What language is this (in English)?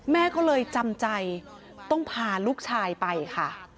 Thai